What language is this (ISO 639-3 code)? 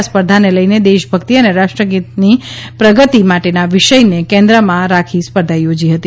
guj